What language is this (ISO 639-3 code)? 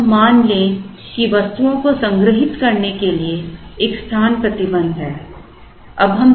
hin